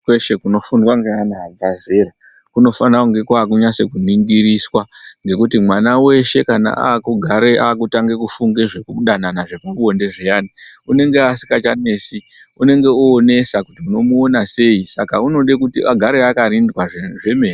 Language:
Ndau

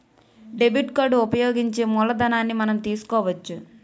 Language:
Telugu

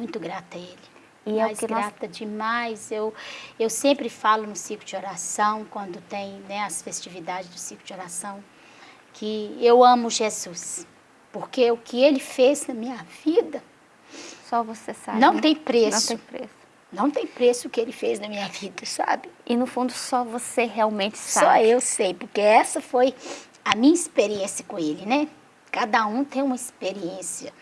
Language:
Portuguese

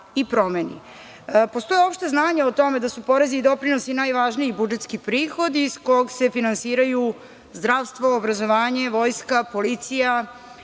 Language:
Serbian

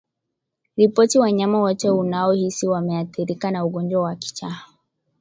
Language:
Swahili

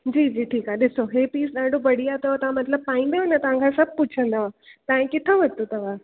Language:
Sindhi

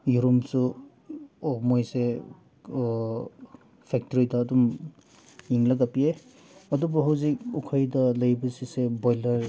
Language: Manipuri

